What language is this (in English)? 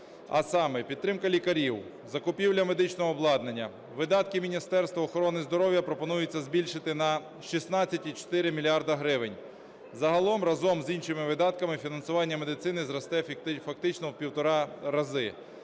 Ukrainian